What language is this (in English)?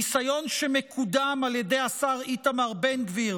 Hebrew